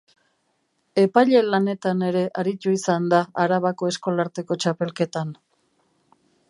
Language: Basque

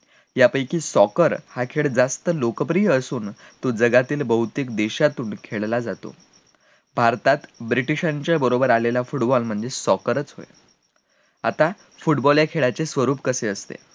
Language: Marathi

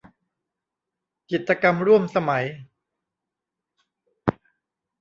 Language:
Thai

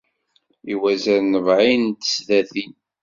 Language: Kabyle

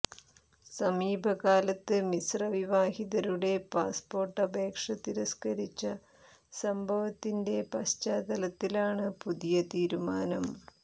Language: Malayalam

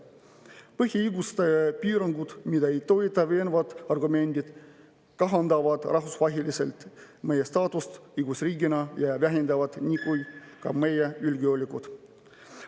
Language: Estonian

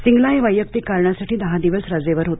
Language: Marathi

